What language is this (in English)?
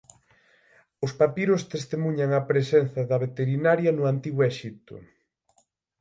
Galician